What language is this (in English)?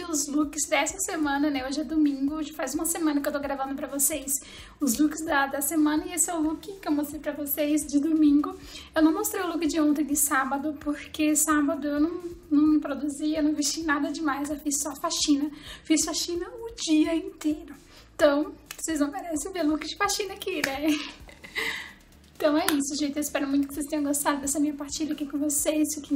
Portuguese